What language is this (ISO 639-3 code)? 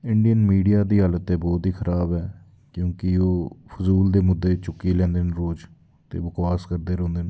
doi